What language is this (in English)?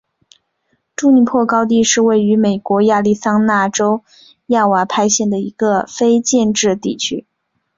Chinese